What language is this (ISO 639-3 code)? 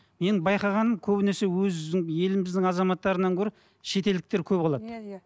kaz